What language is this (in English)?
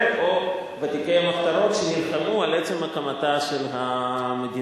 Hebrew